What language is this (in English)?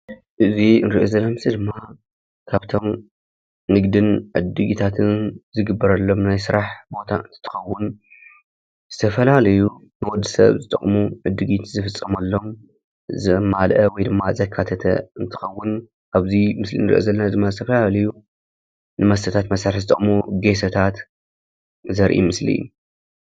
Tigrinya